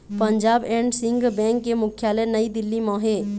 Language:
Chhattisgarhi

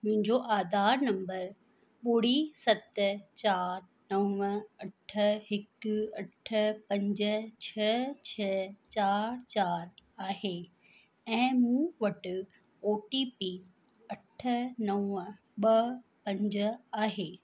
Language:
Sindhi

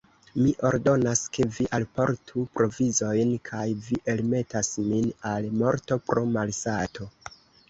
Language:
Esperanto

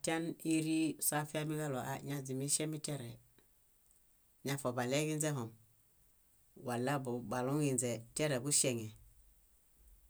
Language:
Bayot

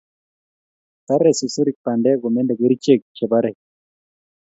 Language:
Kalenjin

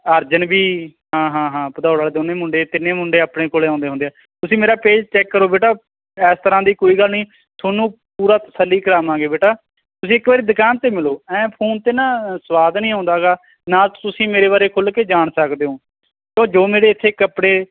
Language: Punjabi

